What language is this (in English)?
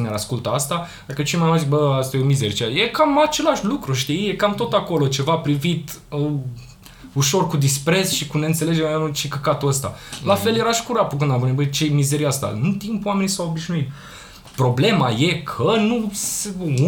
Romanian